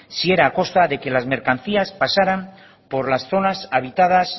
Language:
Spanish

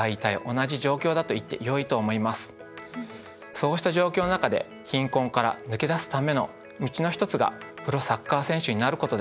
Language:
Japanese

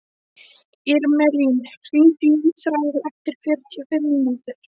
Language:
Icelandic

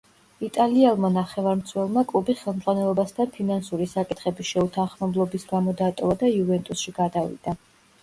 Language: Georgian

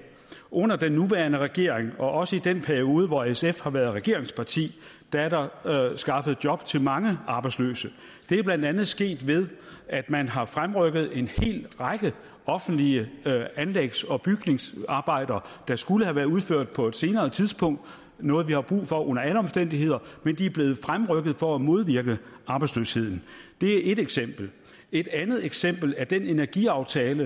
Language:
Danish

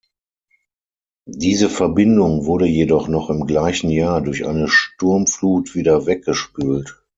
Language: German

